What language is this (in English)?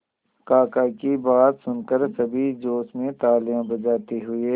Hindi